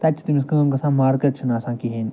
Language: Kashmiri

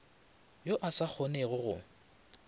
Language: Northern Sotho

